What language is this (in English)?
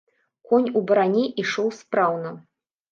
Belarusian